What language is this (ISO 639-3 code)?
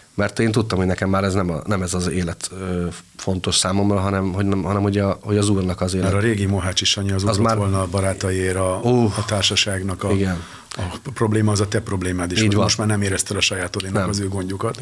hun